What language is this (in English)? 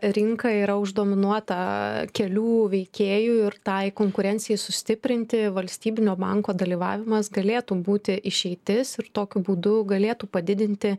Lithuanian